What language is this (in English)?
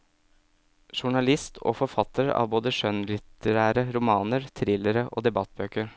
Norwegian